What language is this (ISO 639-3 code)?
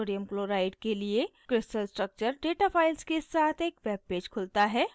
hin